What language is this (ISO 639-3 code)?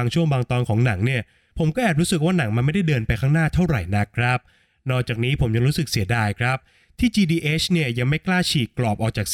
tha